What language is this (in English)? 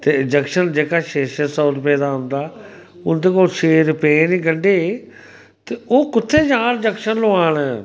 Dogri